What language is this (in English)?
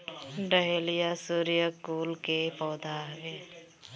Bhojpuri